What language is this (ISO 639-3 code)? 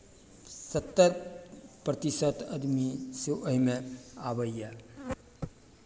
mai